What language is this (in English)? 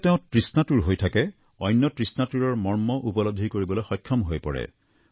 Assamese